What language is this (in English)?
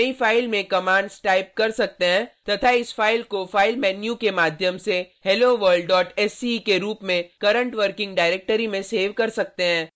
Hindi